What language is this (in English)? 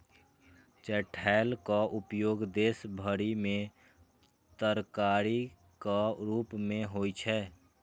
Maithili